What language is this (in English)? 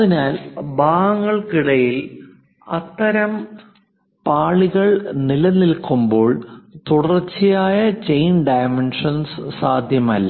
Malayalam